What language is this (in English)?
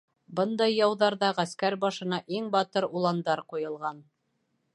Bashkir